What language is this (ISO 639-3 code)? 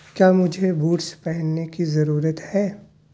urd